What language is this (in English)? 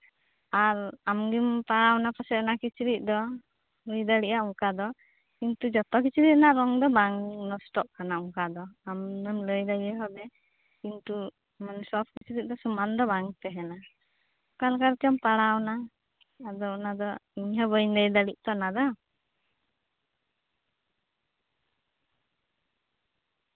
Santali